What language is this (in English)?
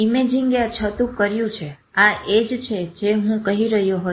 Gujarati